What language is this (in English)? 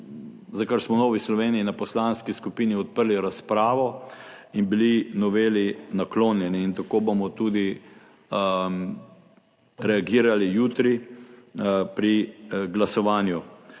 Slovenian